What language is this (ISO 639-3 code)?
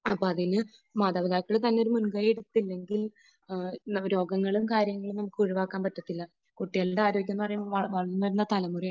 mal